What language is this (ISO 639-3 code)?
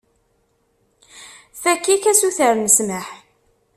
kab